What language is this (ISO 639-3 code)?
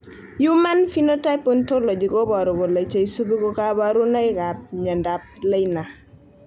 kln